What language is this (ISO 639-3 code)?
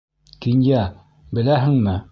bak